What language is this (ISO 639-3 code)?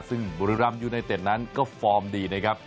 tha